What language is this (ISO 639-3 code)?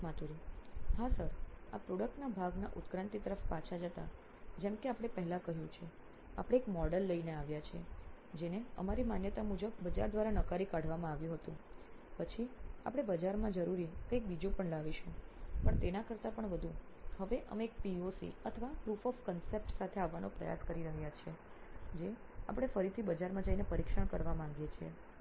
guj